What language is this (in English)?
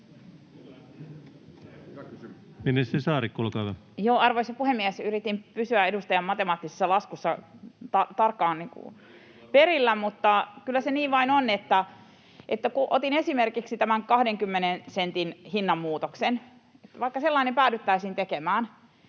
Finnish